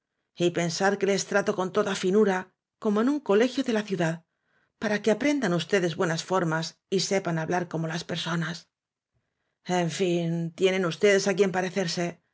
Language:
Spanish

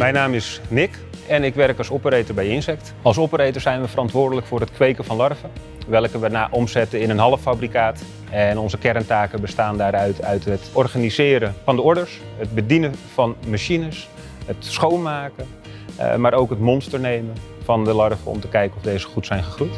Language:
Dutch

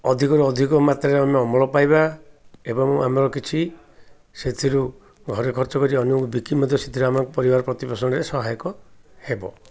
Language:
Odia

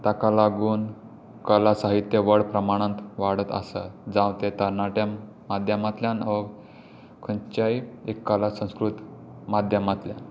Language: Konkani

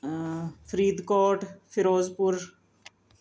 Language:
Punjabi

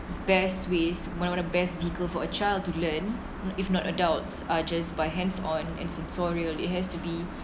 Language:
English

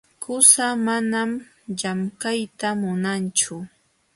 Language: Jauja Wanca Quechua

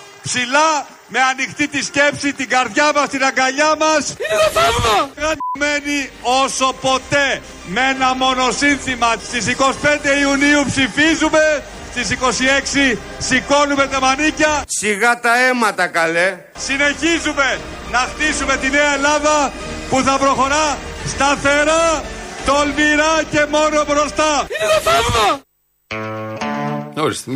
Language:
Greek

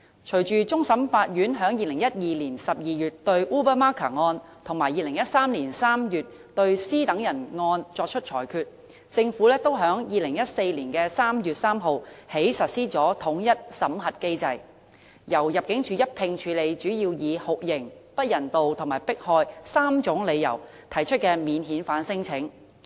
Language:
Cantonese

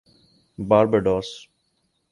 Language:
Urdu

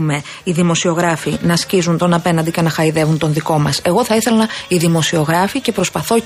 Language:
Greek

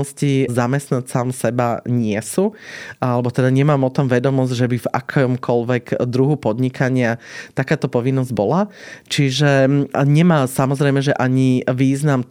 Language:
Slovak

